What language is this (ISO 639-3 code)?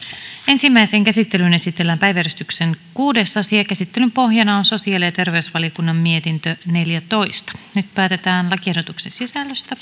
fin